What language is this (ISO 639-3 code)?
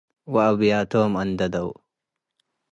tig